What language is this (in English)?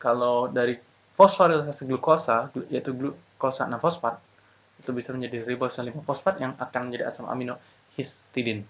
Indonesian